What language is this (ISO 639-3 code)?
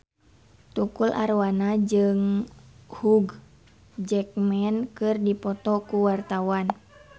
sun